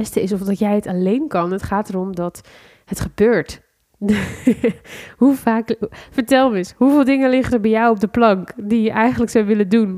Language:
Dutch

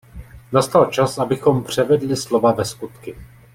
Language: Czech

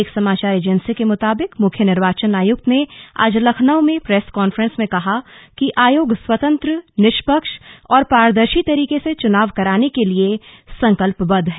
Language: Hindi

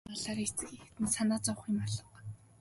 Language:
Mongolian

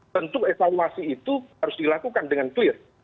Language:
Indonesian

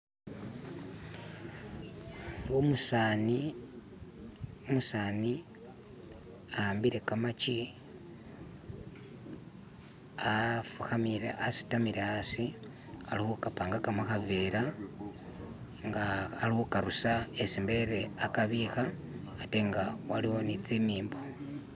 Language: Masaaba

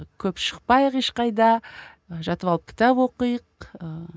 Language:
Kazakh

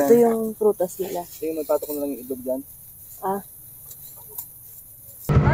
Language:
Filipino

